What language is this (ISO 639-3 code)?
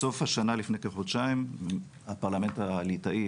heb